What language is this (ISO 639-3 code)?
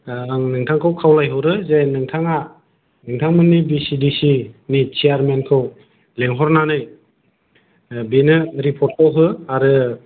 brx